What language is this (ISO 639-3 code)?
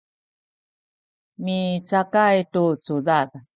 szy